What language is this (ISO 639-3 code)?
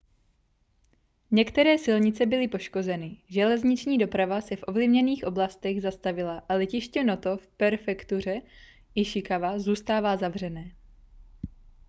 ces